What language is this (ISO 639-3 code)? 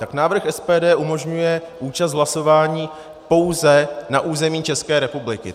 ces